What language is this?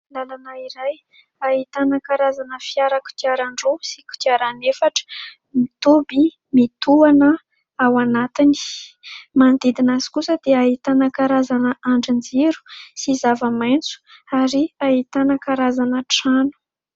Malagasy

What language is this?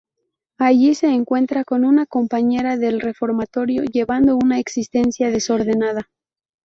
Spanish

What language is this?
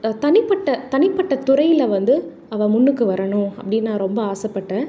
Tamil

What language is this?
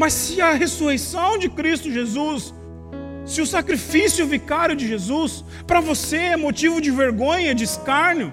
Portuguese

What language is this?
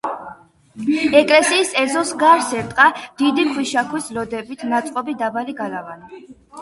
Georgian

